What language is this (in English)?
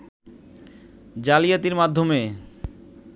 Bangla